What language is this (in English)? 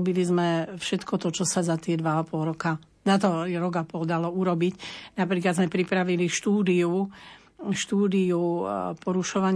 Slovak